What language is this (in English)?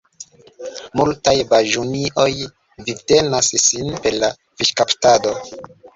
Esperanto